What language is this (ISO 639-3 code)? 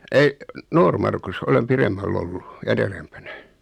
fin